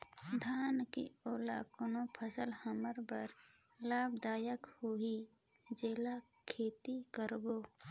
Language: Chhattisgarhi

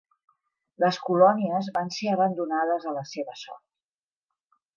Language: Catalan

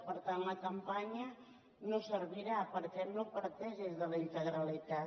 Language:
Catalan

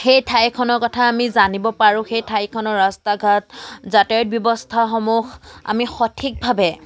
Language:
Assamese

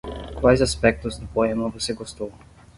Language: Portuguese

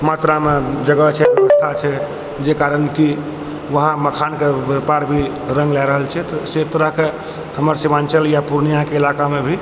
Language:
Maithili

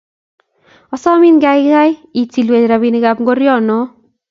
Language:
Kalenjin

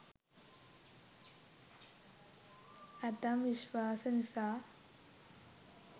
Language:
Sinhala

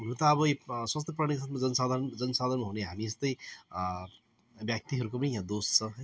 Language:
Nepali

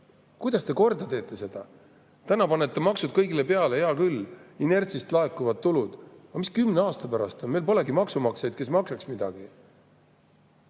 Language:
Estonian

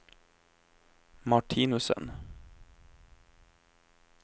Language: Norwegian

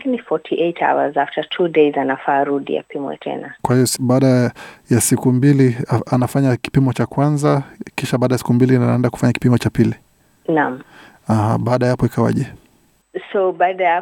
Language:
Swahili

